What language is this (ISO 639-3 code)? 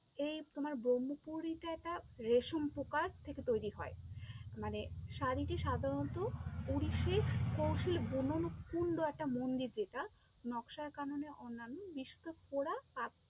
ben